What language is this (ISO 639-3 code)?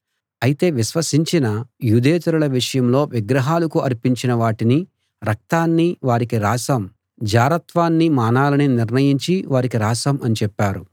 tel